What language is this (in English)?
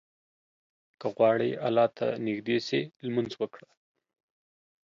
Pashto